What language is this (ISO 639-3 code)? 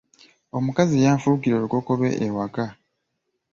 lug